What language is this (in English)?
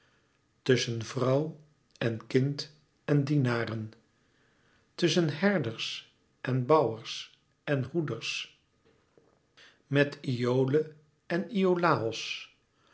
Dutch